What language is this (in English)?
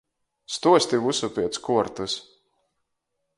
Latgalian